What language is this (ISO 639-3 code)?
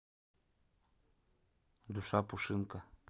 rus